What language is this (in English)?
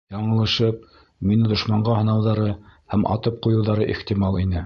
Bashkir